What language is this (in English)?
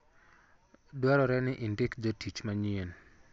Luo (Kenya and Tanzania)